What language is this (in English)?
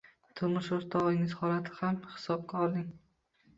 Uzbek